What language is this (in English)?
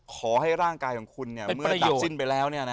Thai